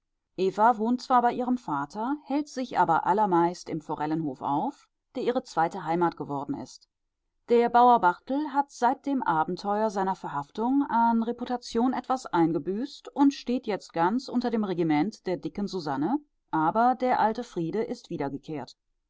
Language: German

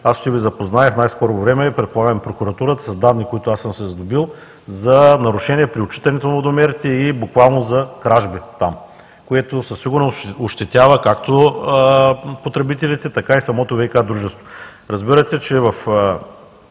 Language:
Bulgarian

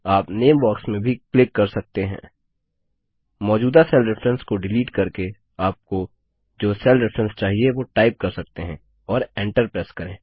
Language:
Hindi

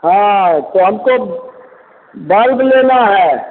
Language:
Hindi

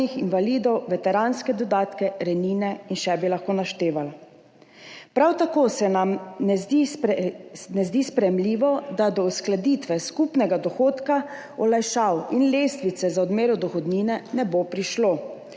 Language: Slovenian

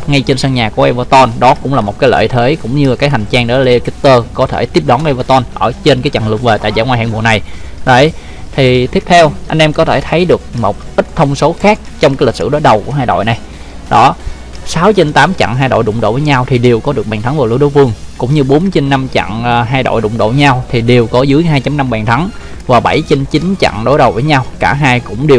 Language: Vietnamese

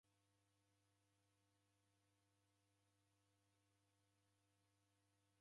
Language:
Taita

